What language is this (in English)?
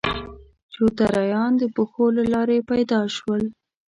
Pashto